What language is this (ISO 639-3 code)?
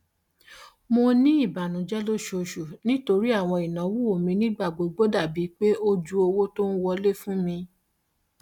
yor